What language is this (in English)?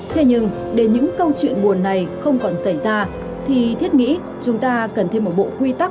Vietnamese